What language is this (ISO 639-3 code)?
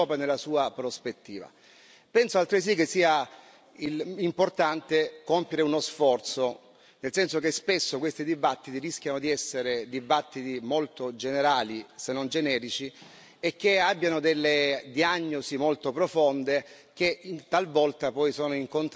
ita